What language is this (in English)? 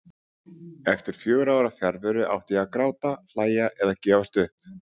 Icelandic